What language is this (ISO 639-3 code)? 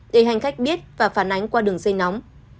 vie